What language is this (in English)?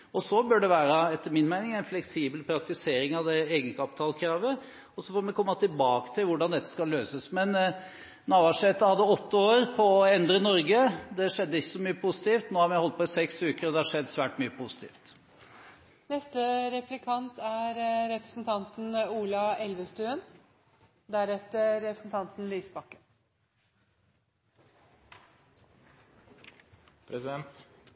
Norwegian Bokmål